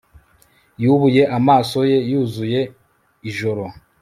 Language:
Kinyarwanda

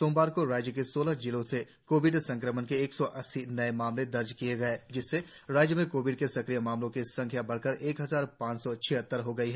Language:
Hindi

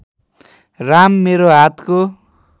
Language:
Nepali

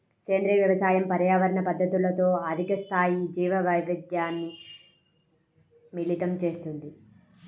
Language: Telugu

